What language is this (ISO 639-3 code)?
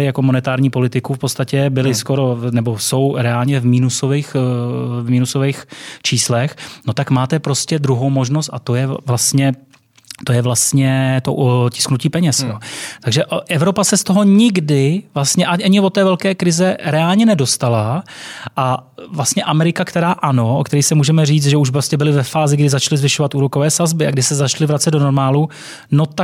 ces